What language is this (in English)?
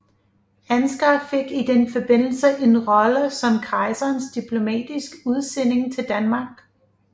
Danish